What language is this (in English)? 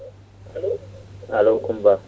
Fula